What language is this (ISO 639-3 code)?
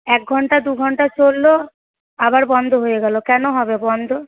ben